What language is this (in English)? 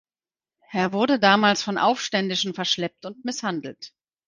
German